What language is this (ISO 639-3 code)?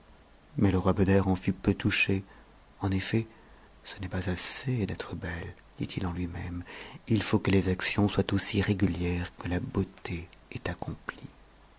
fra